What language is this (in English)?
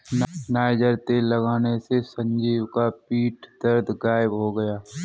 Hindi